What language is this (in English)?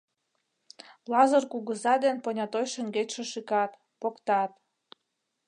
Mari